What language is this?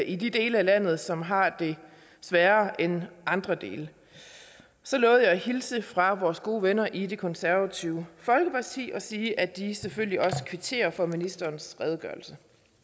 Danish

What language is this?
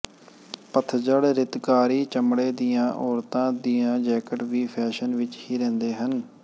Punjabi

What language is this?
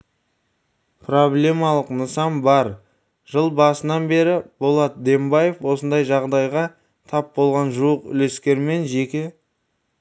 Kazakh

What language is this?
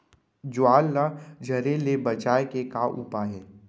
Chhattisgarhi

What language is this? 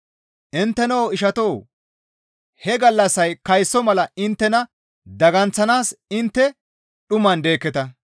Gamo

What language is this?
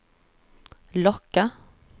Swedish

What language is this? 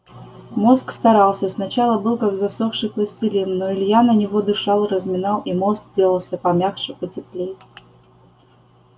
Russian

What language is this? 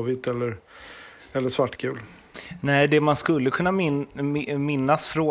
Swedish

